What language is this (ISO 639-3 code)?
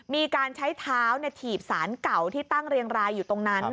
tha